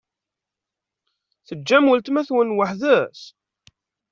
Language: Kabyle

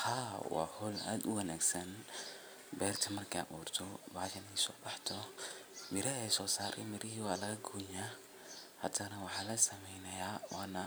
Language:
Somali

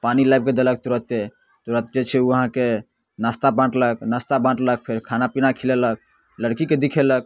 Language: Maithili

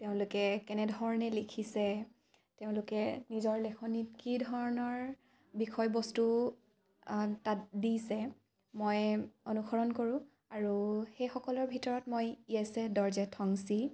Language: Assamese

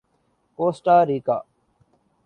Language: Urdu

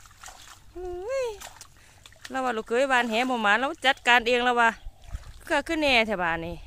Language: Thai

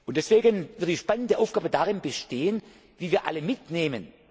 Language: German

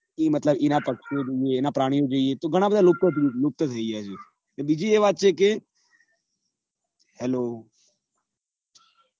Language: Gujarati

